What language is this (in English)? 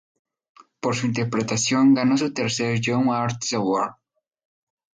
Spanish